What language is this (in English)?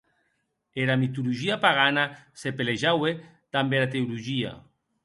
Occitan